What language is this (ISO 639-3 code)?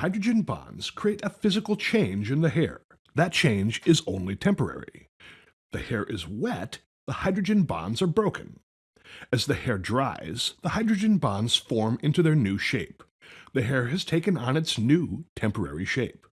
eng